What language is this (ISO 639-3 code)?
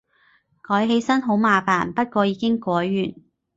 yue